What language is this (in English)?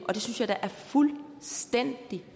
Danish